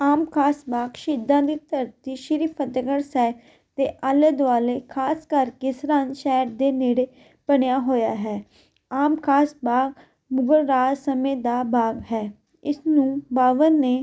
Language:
Punjabi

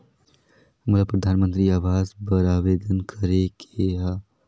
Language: Chhattisgarhi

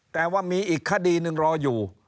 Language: Thai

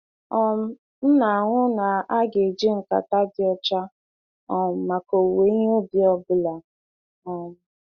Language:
Igbo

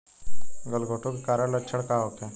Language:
Bhojpuri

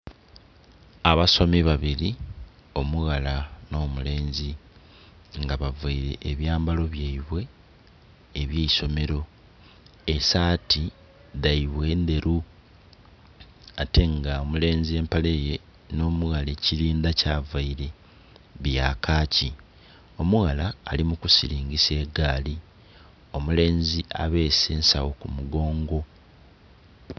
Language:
Soga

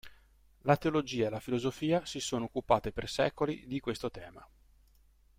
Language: Italian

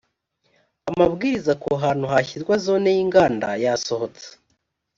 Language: Kinyarwanda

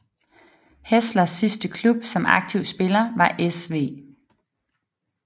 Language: Danish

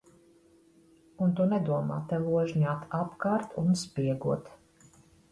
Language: Latvian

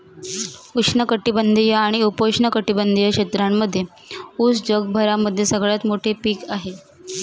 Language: Marathi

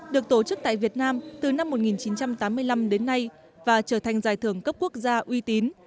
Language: Vietnamese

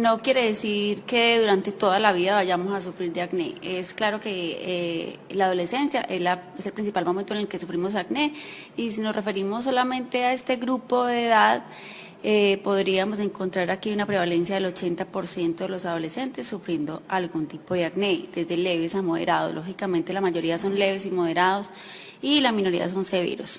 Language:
Spanish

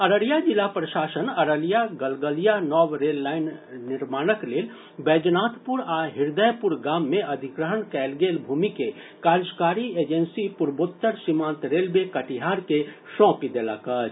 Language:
Maithili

